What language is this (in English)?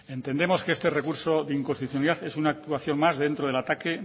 Spanish